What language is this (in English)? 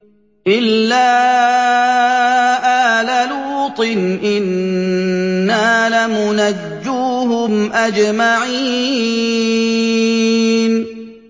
Arabic